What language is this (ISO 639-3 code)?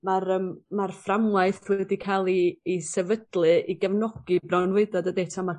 cym